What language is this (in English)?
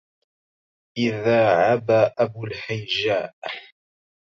Arabic